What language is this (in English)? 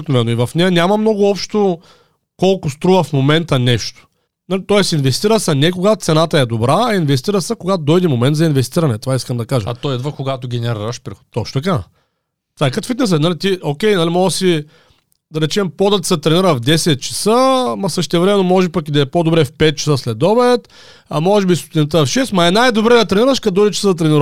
Bulgarian